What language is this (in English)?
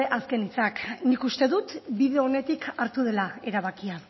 Basque